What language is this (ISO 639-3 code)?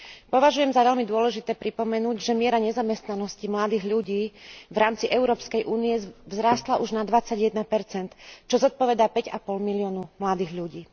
slk